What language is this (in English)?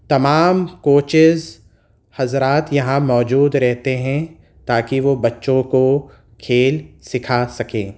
Urdu